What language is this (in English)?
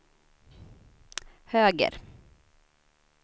Swedish